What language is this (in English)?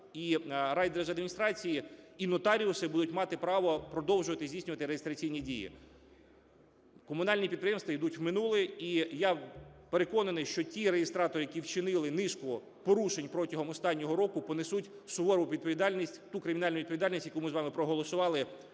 Ukrainian